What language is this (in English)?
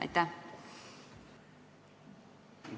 Estonian